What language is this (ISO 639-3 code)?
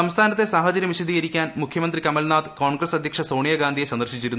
mal